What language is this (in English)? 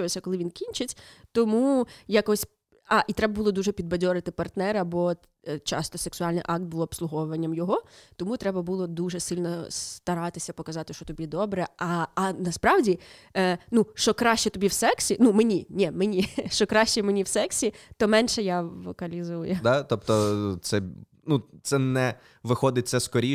Ukrainian